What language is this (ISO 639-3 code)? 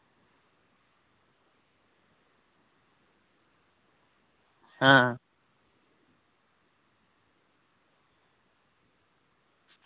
doi